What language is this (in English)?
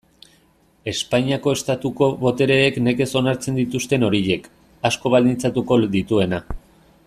Basque